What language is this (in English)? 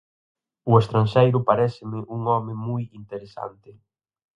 Galician